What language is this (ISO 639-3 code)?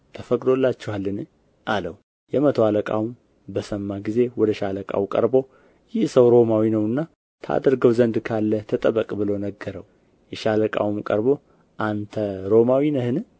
amh